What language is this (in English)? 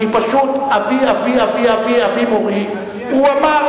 Hebrew